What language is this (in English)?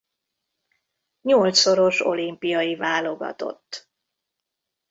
Hungarian